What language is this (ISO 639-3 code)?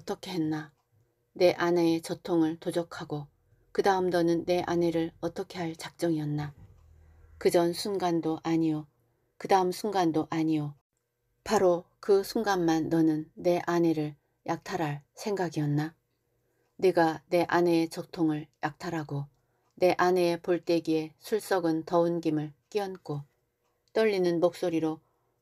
kor